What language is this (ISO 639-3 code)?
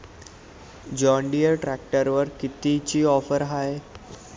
mar